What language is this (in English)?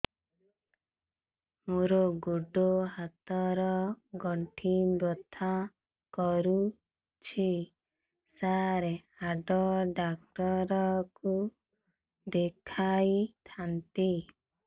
Odia